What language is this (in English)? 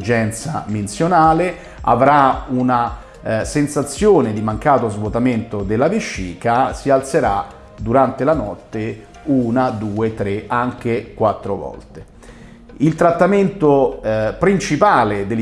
Italian